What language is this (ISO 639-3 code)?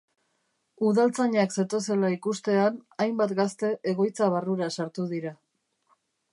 eus